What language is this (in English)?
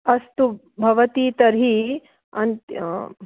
Sanskrit